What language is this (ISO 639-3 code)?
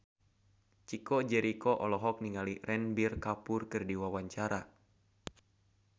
sun